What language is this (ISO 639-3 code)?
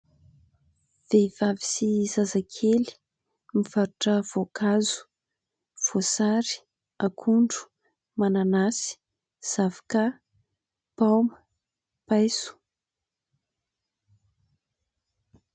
mlg